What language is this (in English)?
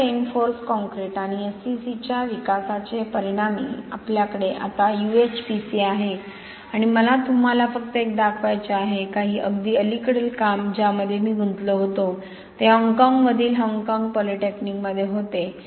Marathi